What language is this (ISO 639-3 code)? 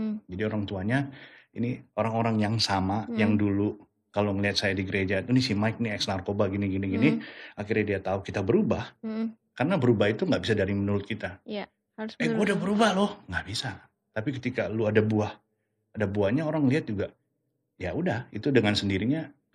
ind